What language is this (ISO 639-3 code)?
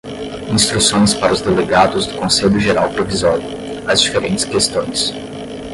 por